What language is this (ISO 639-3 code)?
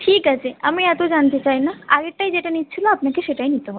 ben